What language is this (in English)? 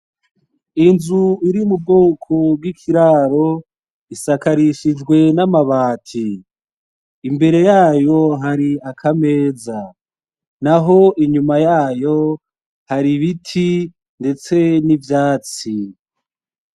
Rundi